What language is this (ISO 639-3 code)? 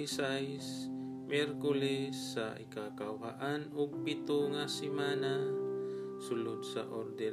fil